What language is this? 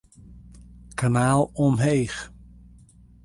Western Frisian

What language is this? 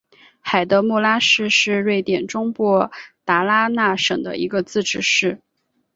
Chinese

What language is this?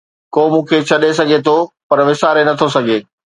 Sindhi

